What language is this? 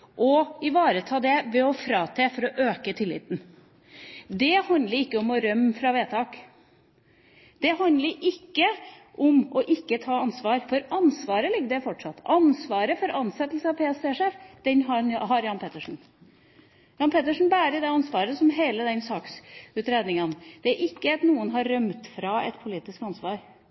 Norwegian Bokmål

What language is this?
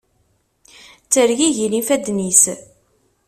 Kabyle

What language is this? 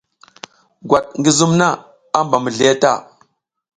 South Giziga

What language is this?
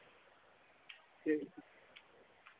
Dogri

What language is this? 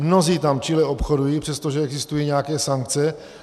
Czech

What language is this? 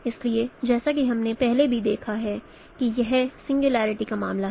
Hindi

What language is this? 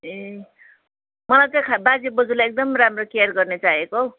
Nepali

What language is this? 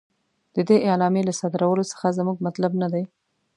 Pashto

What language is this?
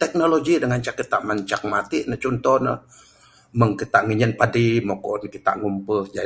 Bukar-Sadung Bidayuh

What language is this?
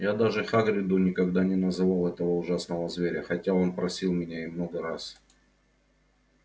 Russian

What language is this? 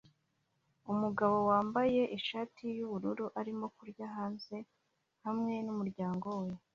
Kinyarwanda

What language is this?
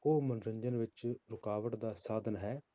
Punjabi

